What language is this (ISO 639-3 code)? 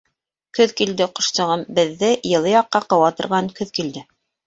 bak